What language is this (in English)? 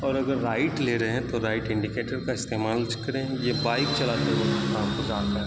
Urdu